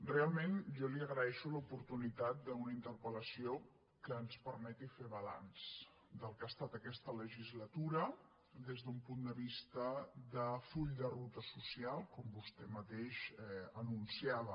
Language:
Catalan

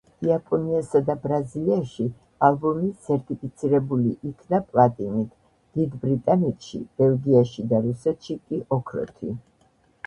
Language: Georgian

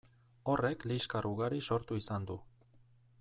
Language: Basque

